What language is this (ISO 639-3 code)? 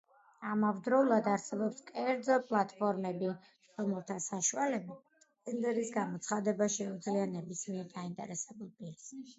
kat